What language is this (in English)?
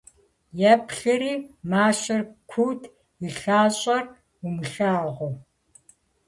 Kabardian